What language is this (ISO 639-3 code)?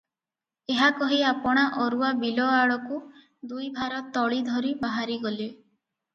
ori